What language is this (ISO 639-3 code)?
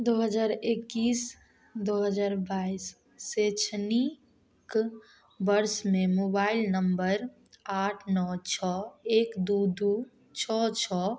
mai